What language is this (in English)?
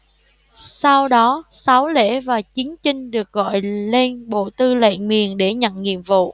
Vietnamese